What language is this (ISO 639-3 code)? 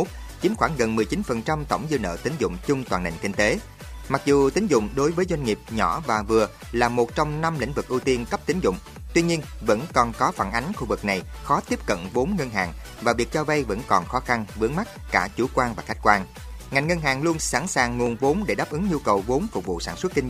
vie